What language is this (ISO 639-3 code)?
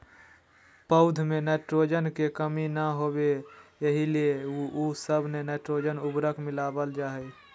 mag